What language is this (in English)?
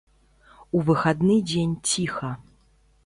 Belarusian